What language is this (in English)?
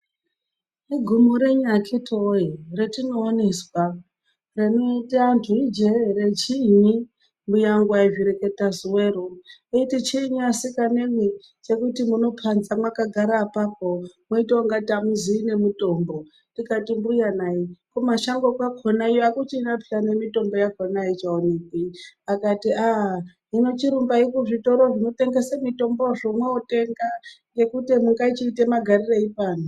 Ndau